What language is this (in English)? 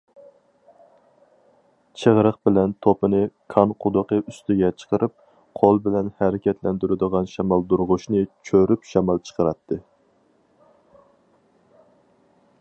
Uyghur